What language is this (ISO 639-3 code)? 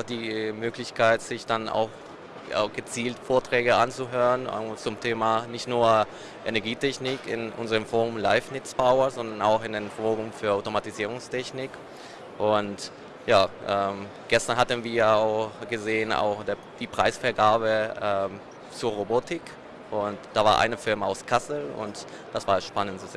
deu